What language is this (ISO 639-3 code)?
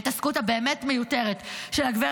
heb